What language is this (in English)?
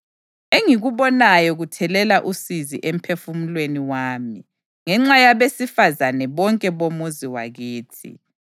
North Ndebele